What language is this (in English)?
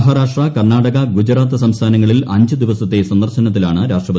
Malayalam